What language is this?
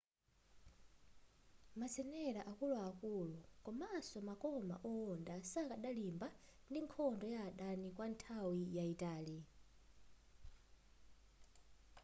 Nyanja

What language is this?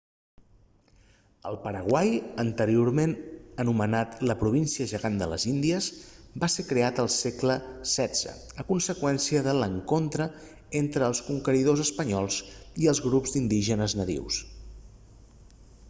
Catalan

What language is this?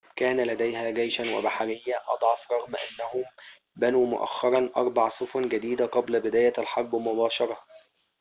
Arabic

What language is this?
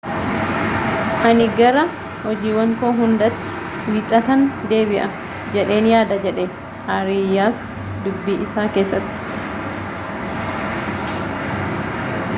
Oromo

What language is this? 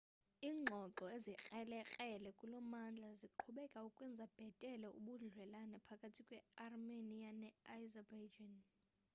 Xhosa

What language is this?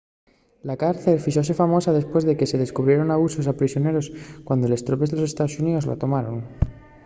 Asturian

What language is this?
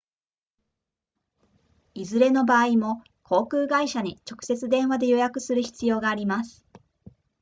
Japanese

